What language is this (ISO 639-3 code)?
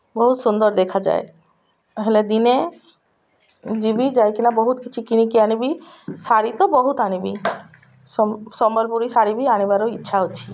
ori